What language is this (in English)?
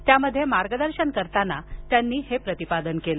Marathi